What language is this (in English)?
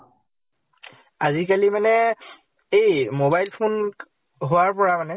Assamese